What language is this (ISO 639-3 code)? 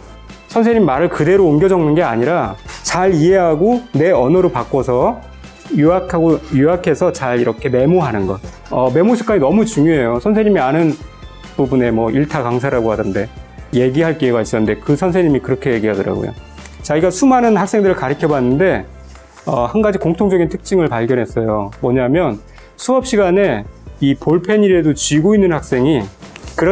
kor